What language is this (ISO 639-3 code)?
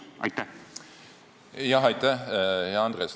est